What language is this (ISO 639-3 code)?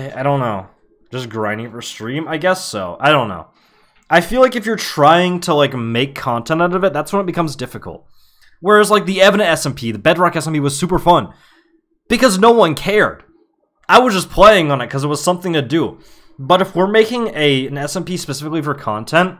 eng